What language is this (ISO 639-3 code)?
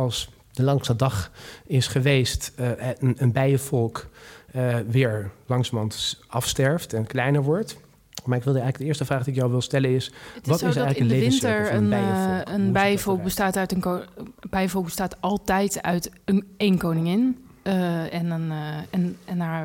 nld